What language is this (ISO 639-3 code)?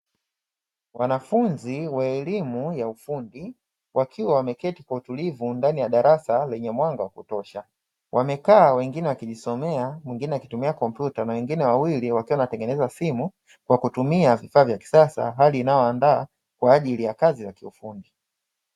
swa